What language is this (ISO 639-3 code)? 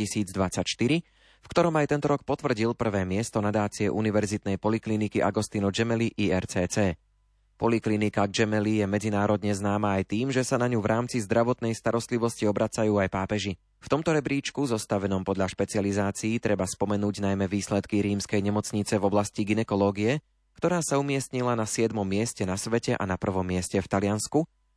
slk